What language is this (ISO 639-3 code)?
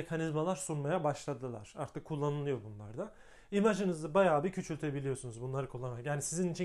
tur